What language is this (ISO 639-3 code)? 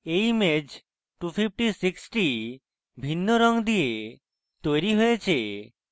ben